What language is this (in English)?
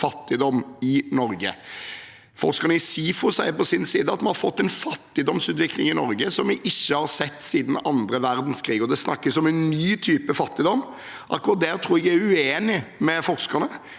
Norwegian